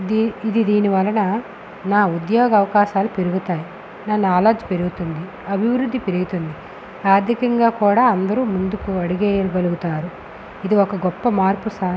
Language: Telugu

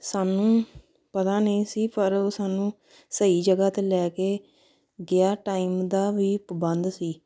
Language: Punjabi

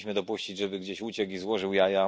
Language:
Polish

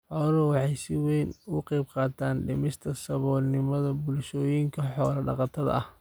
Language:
Somali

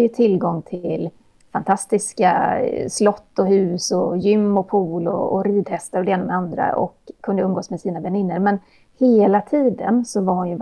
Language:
Swedish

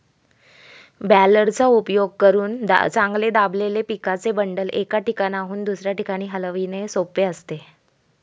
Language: Marathi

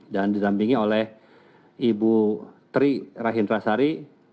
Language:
Indonesian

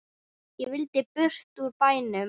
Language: Icelandic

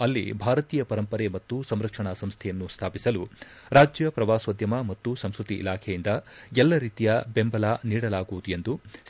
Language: Kannada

